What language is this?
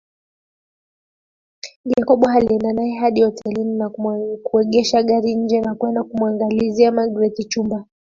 Swahili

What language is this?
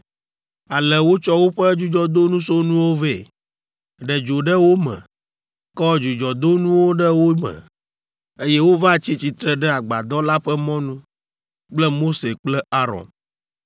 Ewe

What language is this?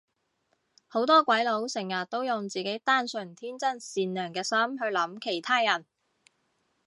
Cantonese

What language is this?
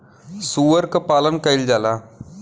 Bhojpuri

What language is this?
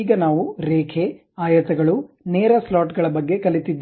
Kannada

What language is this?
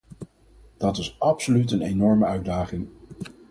Dutch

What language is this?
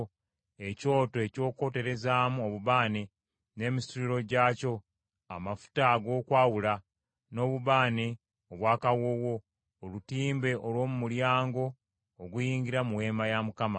Ganda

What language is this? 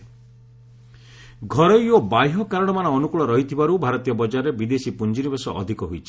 Odia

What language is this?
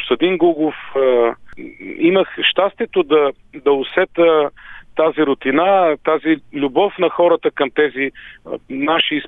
Bulgarian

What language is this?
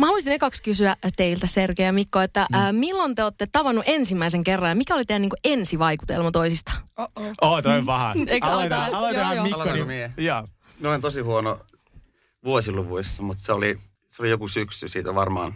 Finnish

